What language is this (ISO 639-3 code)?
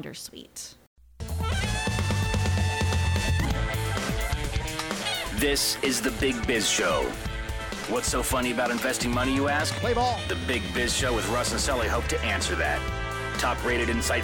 eng